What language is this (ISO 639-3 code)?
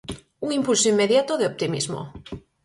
glg